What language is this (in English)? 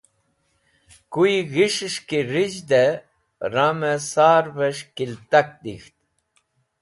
Wakhi